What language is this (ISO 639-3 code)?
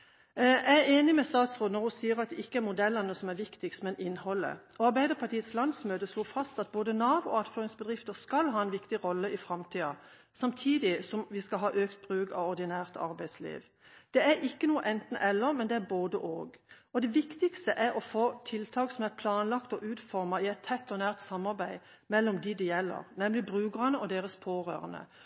nob